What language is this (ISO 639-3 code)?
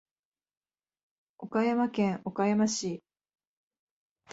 jpn